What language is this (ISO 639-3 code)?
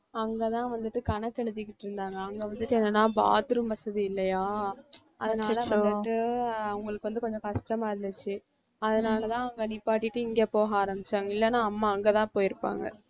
tam